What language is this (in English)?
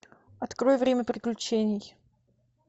Russian